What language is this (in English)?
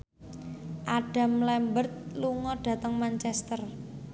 Javanese